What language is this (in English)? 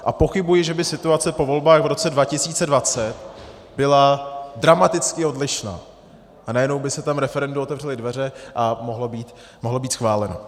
Czech